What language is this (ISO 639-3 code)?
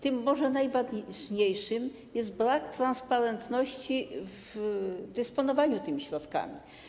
pol